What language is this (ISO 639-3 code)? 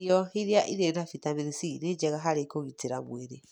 kik